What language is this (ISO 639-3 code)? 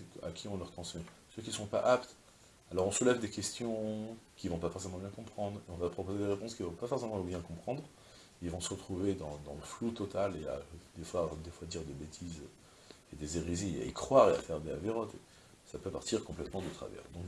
fra